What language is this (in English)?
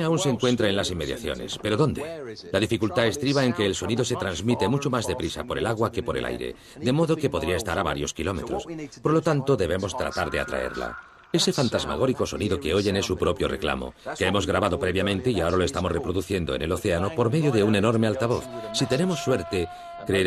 Spanish